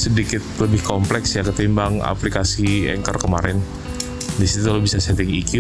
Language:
Indonesian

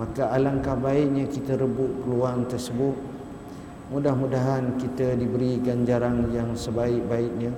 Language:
Malay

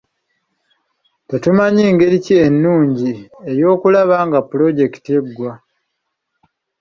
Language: Ganda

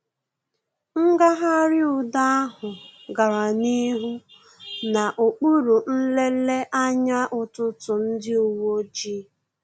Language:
Igbo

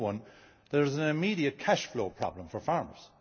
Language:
English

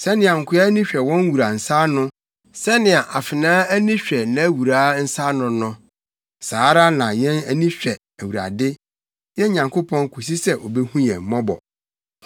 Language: Akan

